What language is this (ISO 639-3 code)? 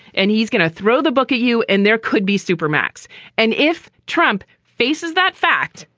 eng